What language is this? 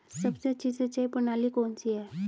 Hindi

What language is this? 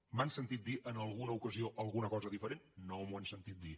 Catalan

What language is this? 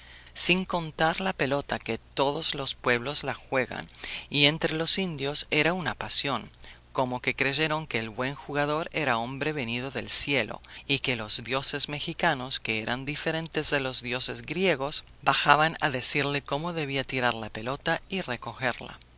Spanish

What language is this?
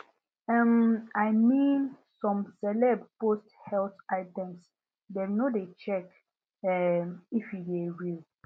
Nigerian Pidgin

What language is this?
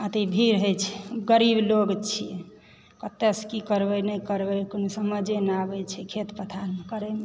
Maithili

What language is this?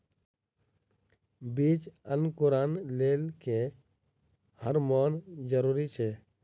Maithili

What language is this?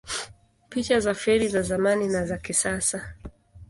Swahili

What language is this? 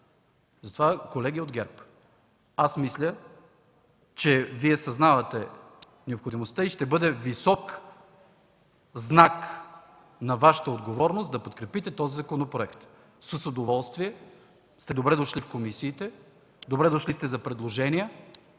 Bulgarian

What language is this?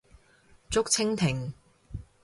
Cantonese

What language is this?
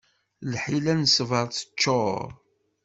Kabyle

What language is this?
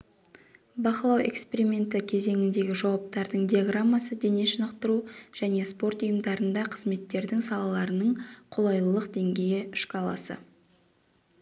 Kazakh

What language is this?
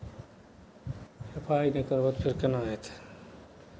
Maithili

